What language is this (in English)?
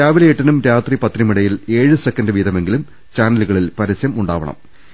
Malayalam